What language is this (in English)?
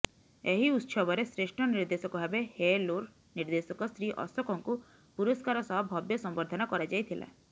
Odia